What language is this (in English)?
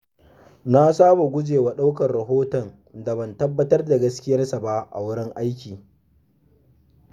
Hausa